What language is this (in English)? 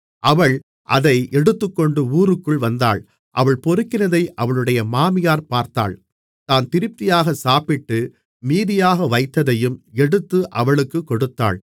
Tamil